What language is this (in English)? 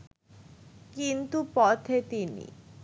Bangla